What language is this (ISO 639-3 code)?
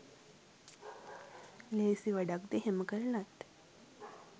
sin